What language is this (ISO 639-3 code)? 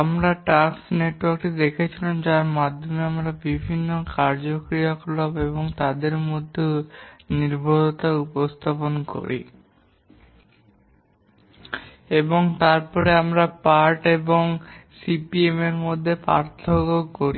ben